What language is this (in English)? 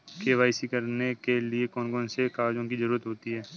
Hindi